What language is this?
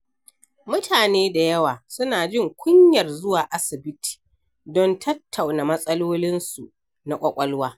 Hausa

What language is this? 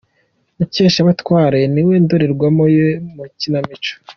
Kinyarwanda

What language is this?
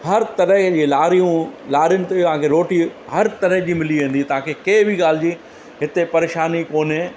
Sindhi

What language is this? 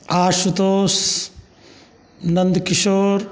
Maithili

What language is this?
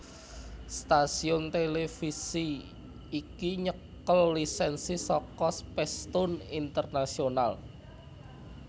Javanese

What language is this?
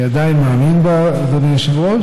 Hebrew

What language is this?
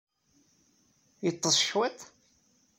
Kabyle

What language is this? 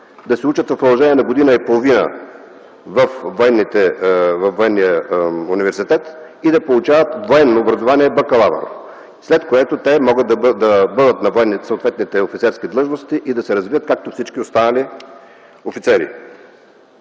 Bulgarian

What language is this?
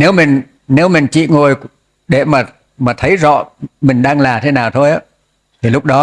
Vietnamese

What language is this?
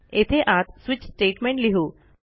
Marathi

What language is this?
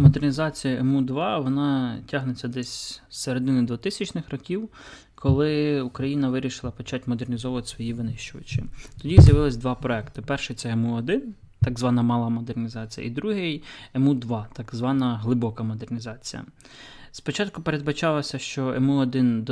Ukrainian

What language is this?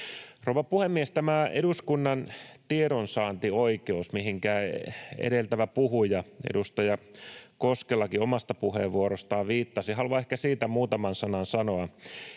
Finnish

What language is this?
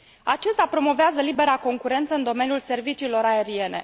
Romanian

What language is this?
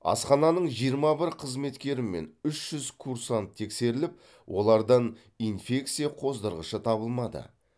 Kazakh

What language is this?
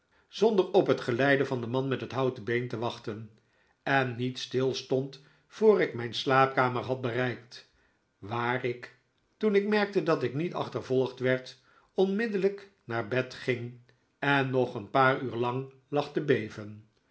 Dutch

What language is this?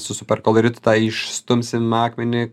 Lithuanian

